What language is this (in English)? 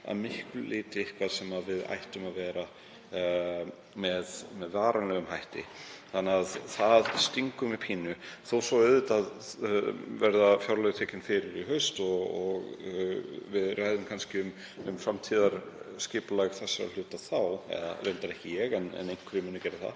Icelandic